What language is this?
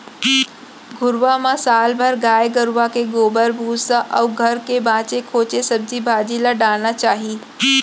Chhattisgarhi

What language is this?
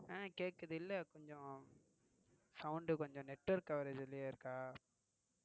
Tamil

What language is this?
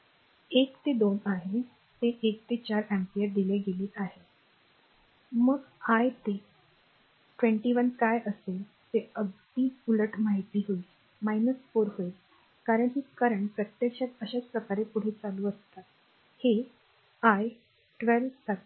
Marathi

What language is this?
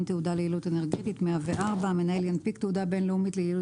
Hebrew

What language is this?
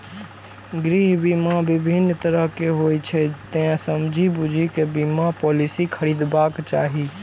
Maithili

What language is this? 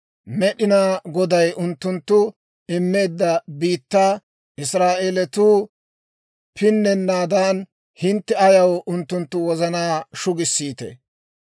Dawro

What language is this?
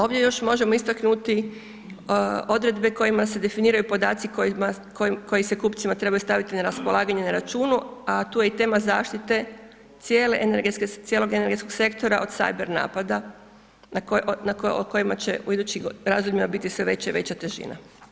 Croatian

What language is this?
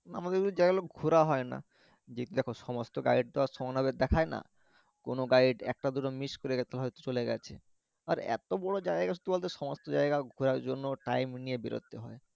Bangla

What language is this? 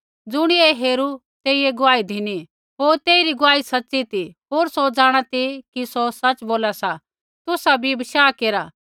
Kullu Pahari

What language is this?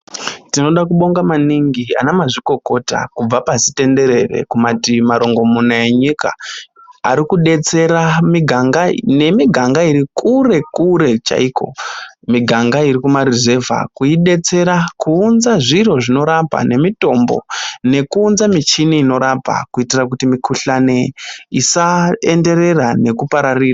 Ndau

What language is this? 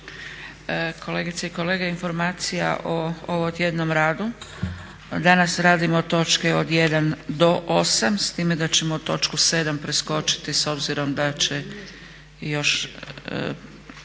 Croatian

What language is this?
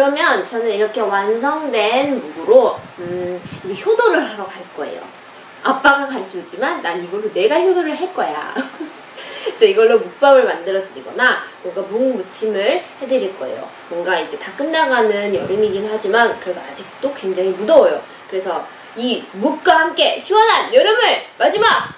Korean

